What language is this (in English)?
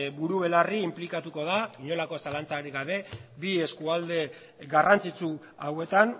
Basque